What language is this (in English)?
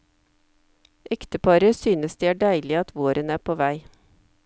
Norwegian